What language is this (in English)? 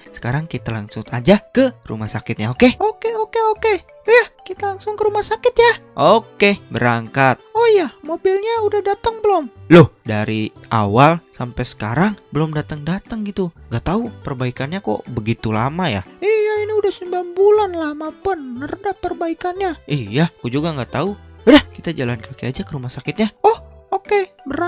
Indonesian